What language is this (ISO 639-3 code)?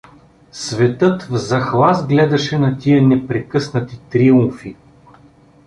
bul